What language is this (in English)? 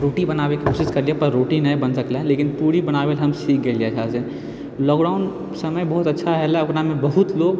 Maithili